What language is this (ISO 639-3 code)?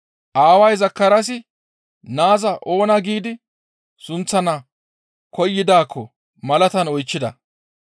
gmv